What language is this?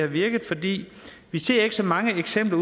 Danish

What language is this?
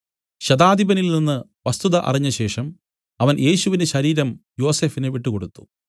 Malayalam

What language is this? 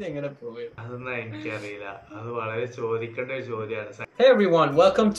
Malayalam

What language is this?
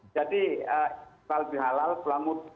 Indonesian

